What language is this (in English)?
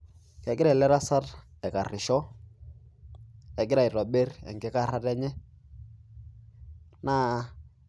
Masai